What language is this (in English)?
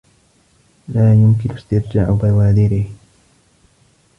Arabic